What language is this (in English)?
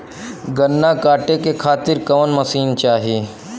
Bhojpuri